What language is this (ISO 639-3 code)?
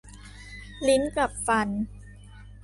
tha